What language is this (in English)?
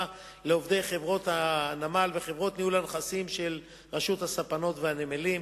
Hebrew